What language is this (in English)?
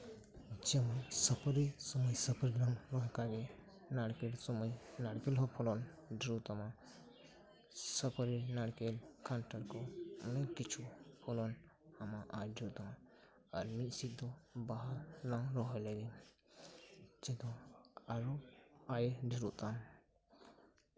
Santali